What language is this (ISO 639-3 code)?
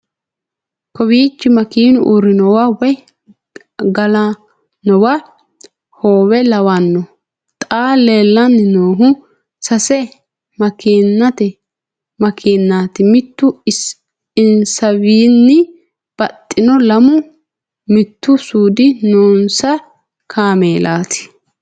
sid